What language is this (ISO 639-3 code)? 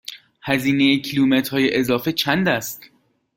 fas